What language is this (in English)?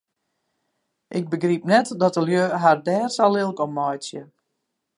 Western Frisian